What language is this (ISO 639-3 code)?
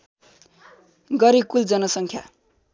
nep